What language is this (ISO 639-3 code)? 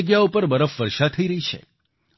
guj